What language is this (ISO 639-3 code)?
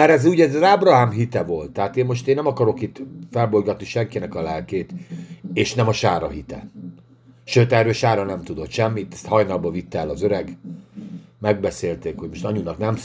hun